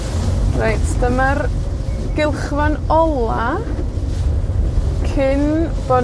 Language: Welsh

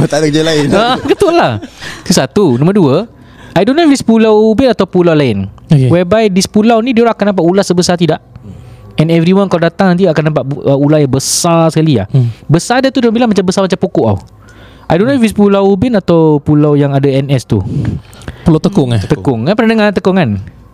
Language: Malay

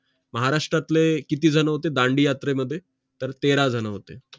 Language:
Marathi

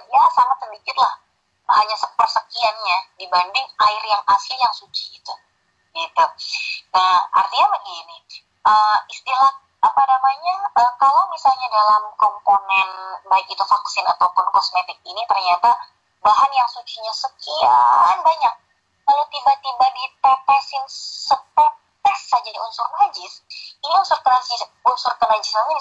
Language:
Indonesian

